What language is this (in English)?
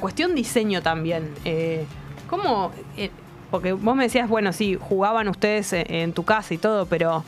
Spanish